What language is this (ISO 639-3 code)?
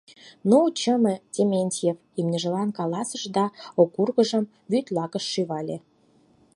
chm